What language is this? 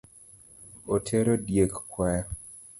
Luo (Kenya and Tanzania)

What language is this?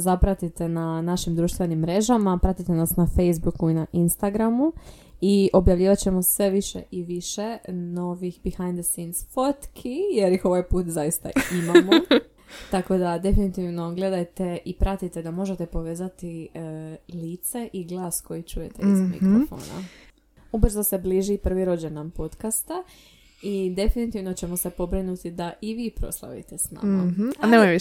Croatian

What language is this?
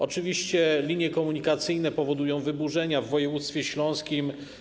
Polish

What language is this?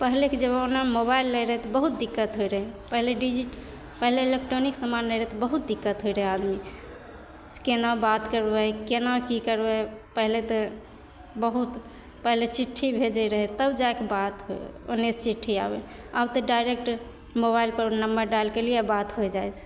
Maithili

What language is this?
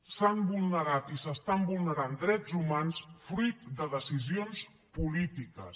Catalan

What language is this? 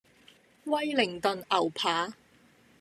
Cantonese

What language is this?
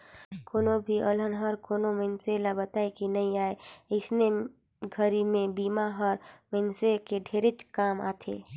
Chhattisgarhi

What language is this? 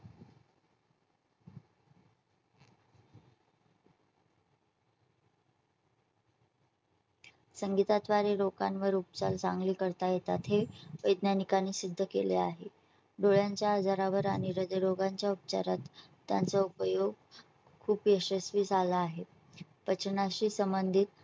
Marathi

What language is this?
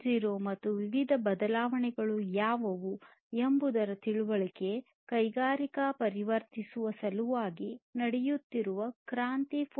Kannada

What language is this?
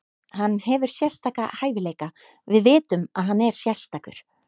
Icelandic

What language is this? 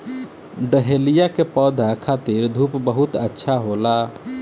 Bhojpuri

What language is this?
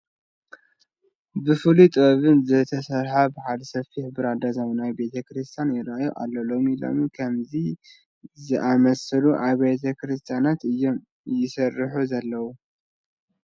Tigrinya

